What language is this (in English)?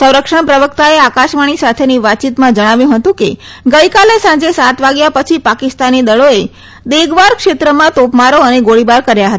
Gujarati